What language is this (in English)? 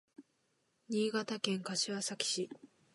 Japanese